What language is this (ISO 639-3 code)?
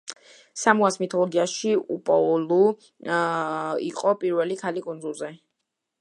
kat